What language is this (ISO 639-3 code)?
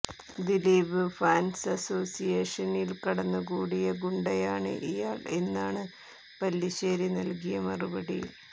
mal